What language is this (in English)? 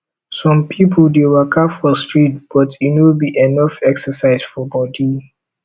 Nigerian Pidgin